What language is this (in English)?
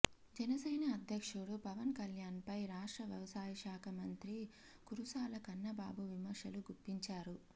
Telugu